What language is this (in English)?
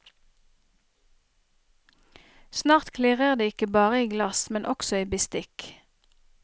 Norwegian